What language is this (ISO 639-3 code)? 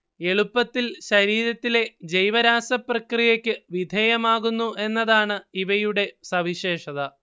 mal